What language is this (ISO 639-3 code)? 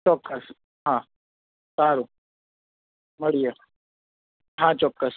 guj